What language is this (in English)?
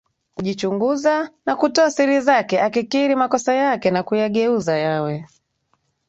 Swahili